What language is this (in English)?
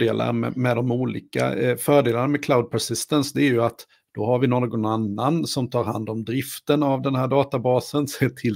Swedish